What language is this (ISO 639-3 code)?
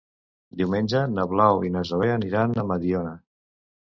cat